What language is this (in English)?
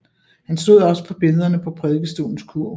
Danish